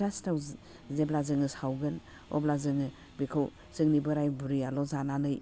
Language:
Bodo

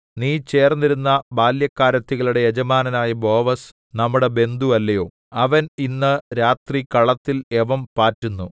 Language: Malayalam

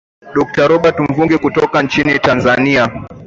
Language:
Swahili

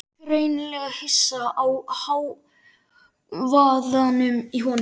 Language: Icelandic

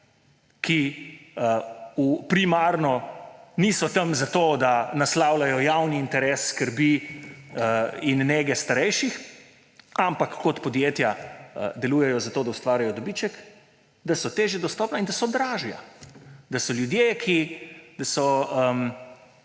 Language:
Slovenian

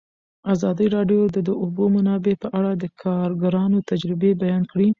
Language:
Pashto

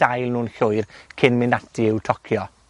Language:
Welsh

